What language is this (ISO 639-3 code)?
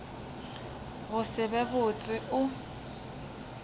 nso